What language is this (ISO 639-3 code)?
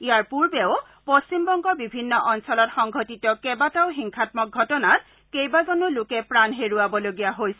asm